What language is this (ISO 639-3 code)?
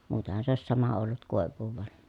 fin